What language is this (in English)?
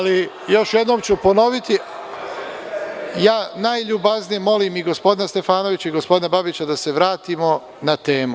Serbian